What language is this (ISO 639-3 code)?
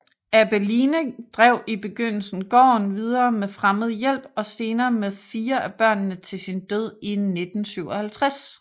dan